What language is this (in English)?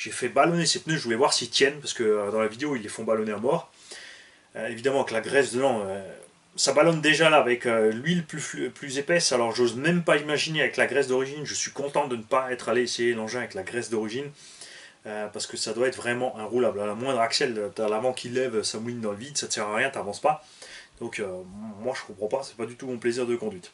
French